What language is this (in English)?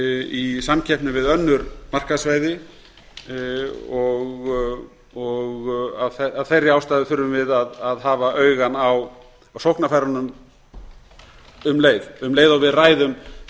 Icelandic